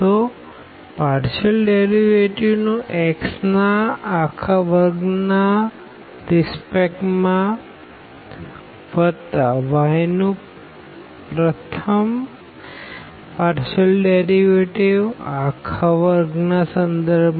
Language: Gujarati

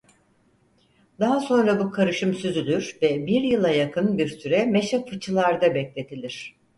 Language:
Turkish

